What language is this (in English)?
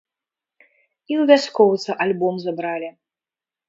Belarusian